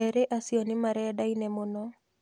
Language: Kikuyu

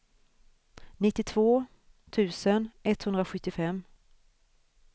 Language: Swedish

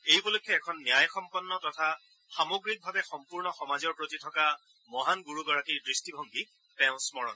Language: Assamese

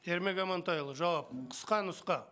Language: Kazakh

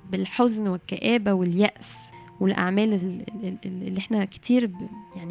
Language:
Arabic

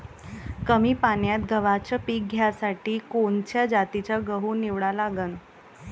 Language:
Marathi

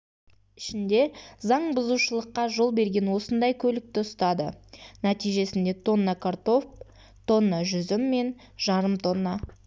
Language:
Kazakh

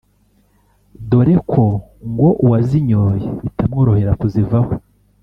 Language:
Kinyarwanda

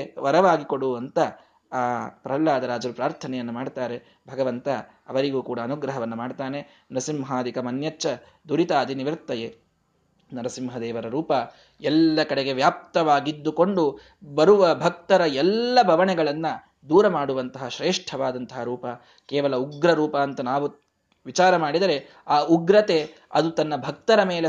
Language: Kannada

